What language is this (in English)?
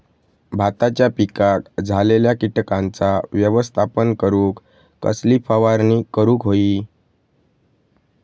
Marathi